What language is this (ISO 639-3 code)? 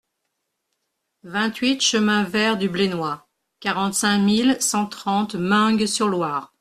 fra